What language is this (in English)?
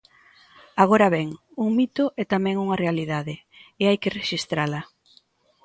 Galician